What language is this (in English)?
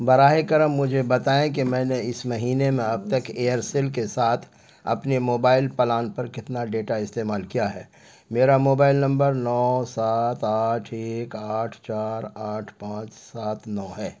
Urdu